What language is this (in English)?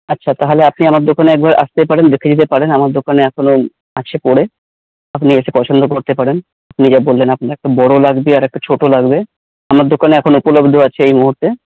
Bangla